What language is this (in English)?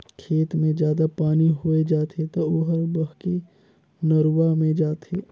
Chhattisgarhi